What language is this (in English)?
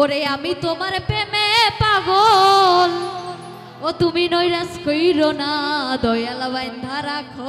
Bangla